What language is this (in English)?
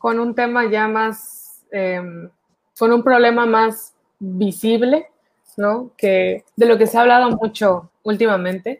Spanish